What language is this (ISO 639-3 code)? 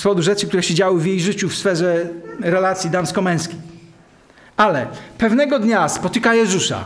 pol